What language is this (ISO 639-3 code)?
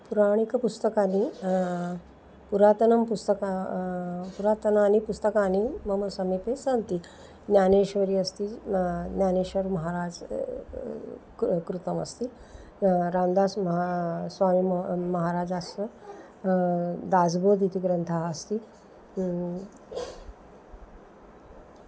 san